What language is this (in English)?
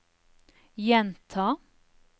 Norwegian